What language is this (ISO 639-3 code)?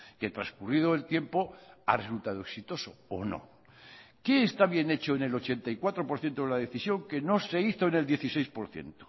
spa